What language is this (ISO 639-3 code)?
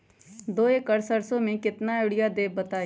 mag